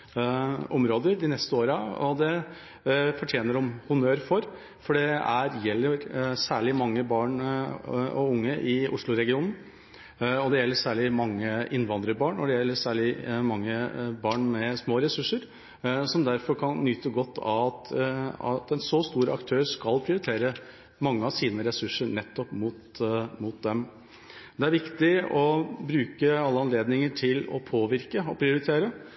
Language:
Norwegian Bokmål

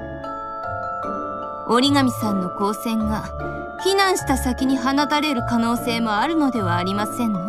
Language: Japanese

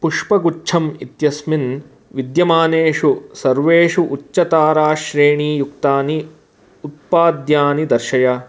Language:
Sanskrit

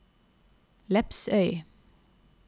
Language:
Norwegian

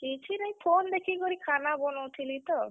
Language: Odia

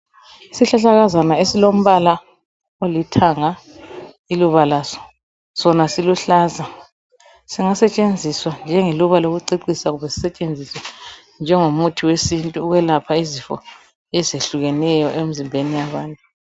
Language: North Ndebele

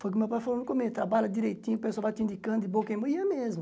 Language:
Portuguese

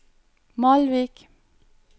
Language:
Norwegian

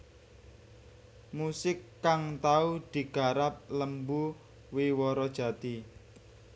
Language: Javanese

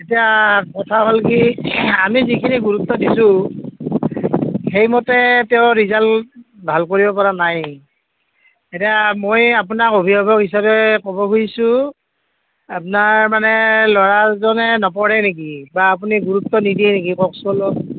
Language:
Assamese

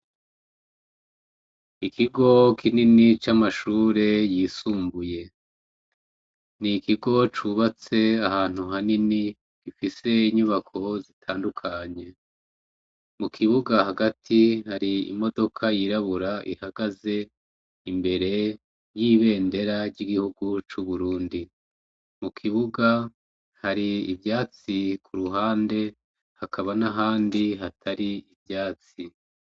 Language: Rundi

